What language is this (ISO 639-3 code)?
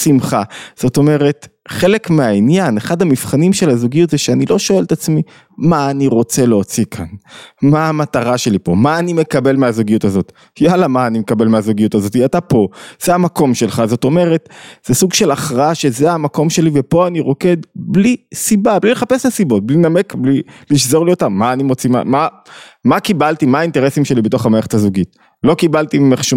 heb